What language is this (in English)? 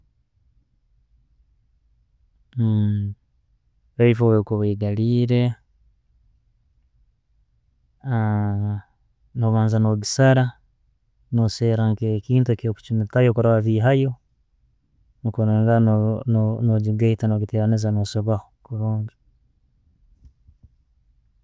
Tooro